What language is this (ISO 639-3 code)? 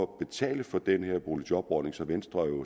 dan